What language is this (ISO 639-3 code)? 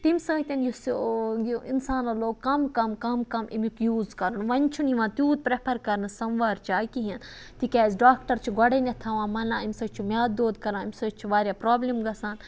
kas